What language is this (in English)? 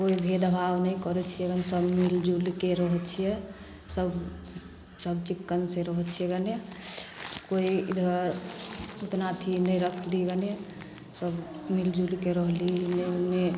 Maithili